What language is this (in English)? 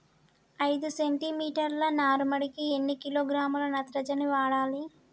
Telugu